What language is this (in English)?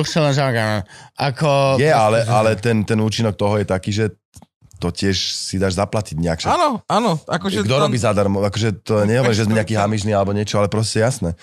Slovak